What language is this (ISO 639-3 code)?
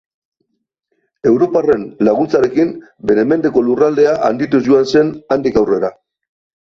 eus